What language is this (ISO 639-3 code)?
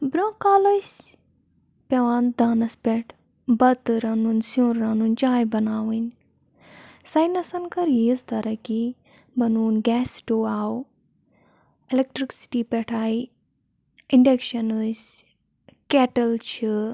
kas